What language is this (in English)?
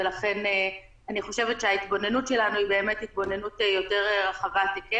Hebrew